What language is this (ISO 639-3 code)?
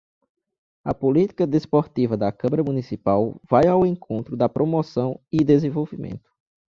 por